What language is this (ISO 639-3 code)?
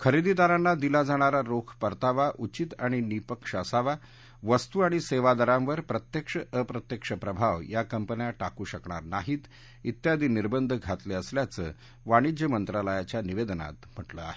mar